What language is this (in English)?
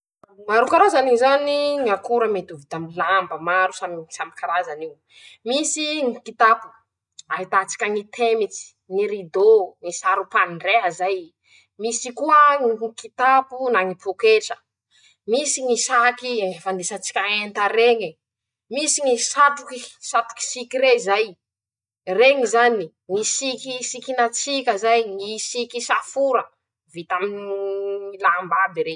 Masikoro Malagasy